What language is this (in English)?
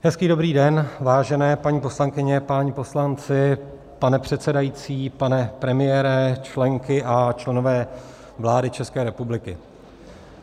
Czech